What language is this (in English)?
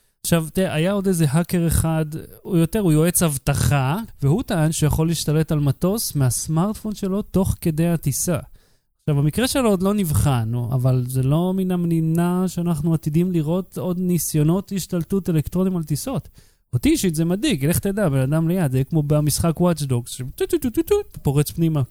Hebrew